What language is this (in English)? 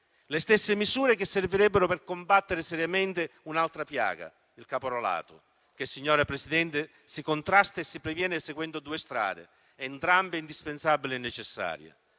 Italian